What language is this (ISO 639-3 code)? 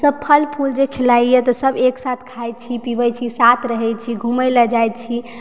mai